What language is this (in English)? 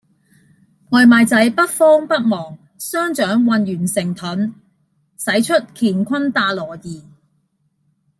Cantonese